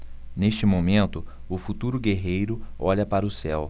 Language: Portuguese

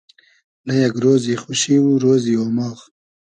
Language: Hazaragi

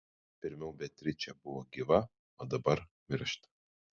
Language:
Lithuanian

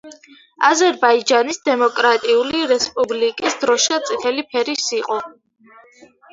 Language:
Georgian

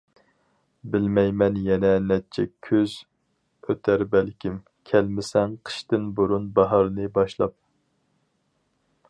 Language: Uyghur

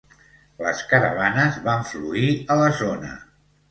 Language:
Catalan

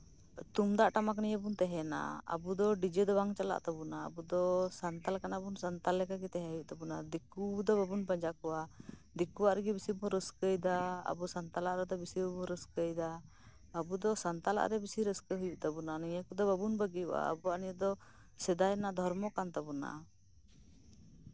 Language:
Santali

